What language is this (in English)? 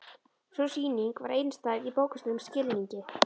Icelandic